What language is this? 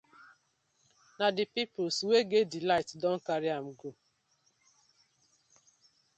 Nigerian Pidgin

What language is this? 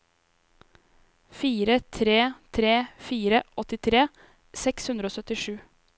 Norwegian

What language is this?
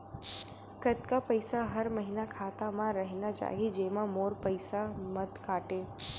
Chhattisgarhi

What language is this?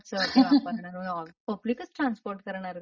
Marathi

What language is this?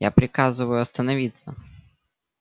Russian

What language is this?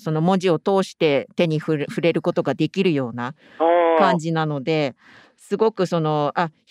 Japanese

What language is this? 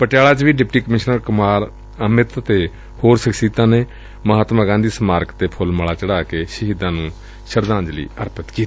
Punjabi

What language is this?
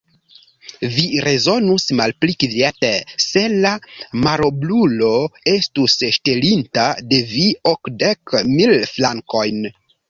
Esperanto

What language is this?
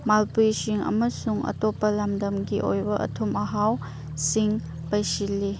Manipuri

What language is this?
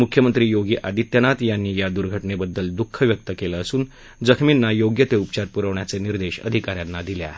Marathi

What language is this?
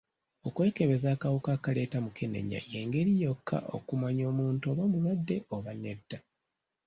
Ganda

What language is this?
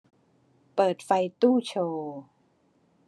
Thai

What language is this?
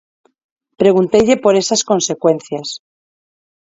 Galician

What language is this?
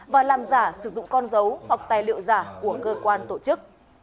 Vietnamese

